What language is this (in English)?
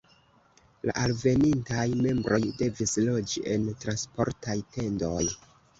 Esperanto